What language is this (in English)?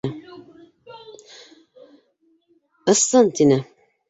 Bashkir